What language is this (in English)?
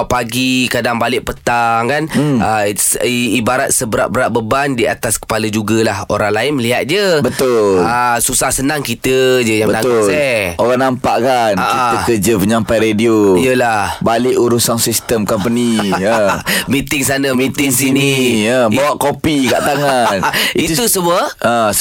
Malay